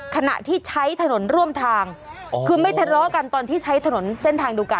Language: Thai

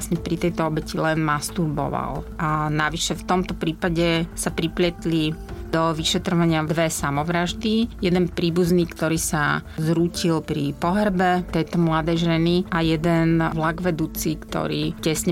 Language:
Slovak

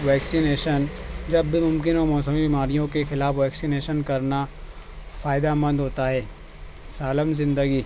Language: Urdu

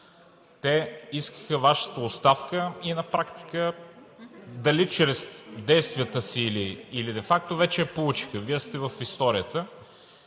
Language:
Bulgarian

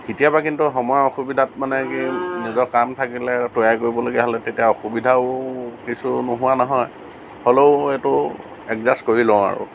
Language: Assamese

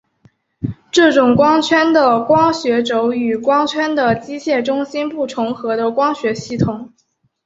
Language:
Chinese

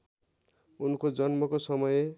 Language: Nepali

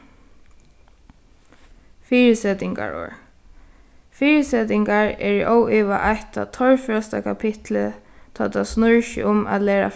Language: Faroese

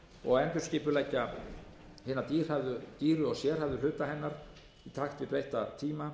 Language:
Icelandic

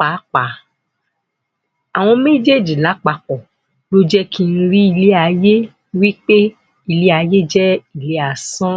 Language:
Yoruba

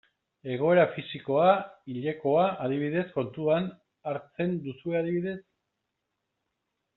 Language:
Basque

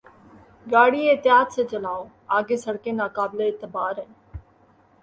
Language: Urdu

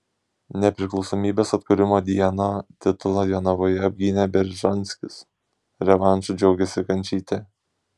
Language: Lithuanian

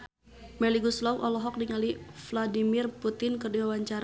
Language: Sundanese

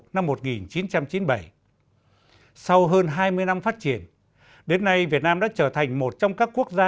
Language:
Vietnamese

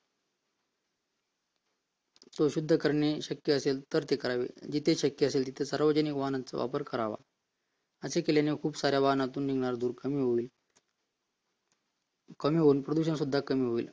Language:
Marathi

